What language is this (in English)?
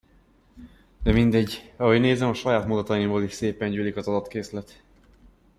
Hungarian